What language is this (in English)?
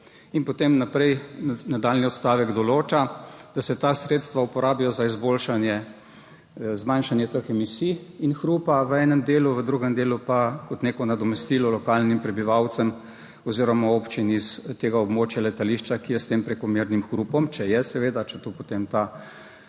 Slovenian